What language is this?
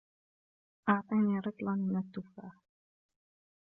Arabic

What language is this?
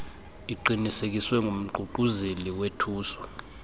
Xhosa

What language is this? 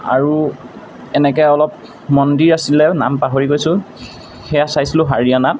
Assamese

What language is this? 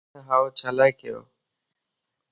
Lasi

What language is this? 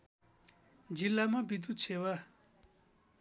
Nepali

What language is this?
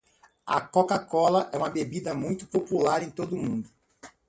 Portuguese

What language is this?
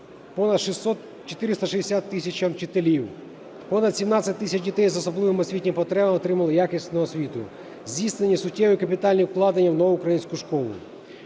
Ukrainian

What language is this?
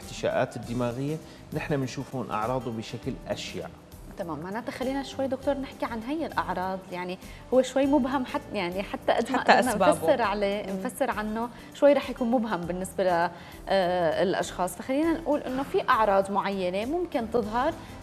Arabic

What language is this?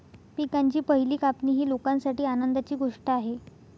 Marathi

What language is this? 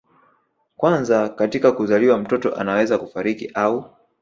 Swahili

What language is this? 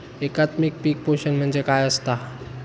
Marathi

